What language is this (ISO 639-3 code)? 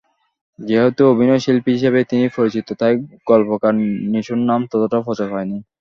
ben